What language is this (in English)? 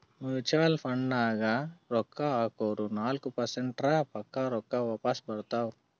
Kannada